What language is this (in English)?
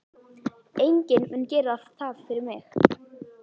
Icelandic